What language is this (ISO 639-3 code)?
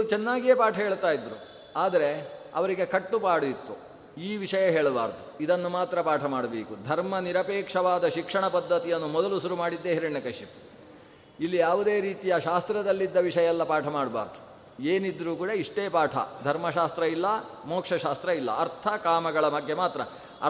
kan